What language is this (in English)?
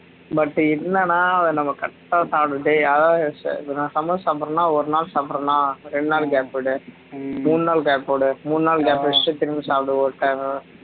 Tamil